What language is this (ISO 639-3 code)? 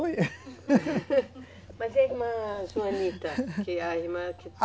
por